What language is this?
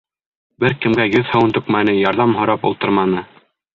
Bashkir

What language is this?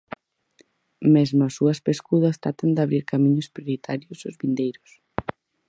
Galician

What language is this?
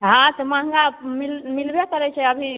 Maithili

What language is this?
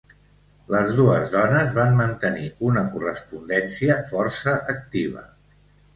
Catalan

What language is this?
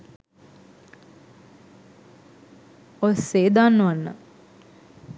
Sinhala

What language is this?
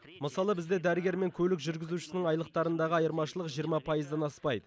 Kazakh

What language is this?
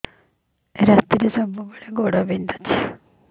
Odia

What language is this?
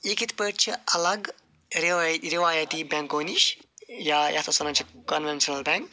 Kashmiri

